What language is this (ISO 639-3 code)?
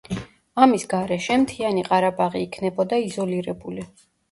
kat